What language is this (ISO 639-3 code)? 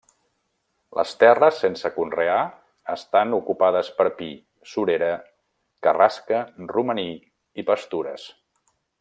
cat